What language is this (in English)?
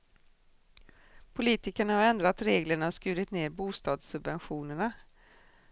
Swedish